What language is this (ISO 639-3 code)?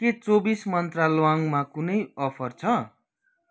nep